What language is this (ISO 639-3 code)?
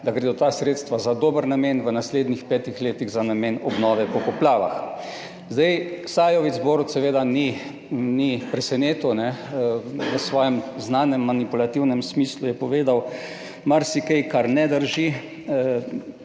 slv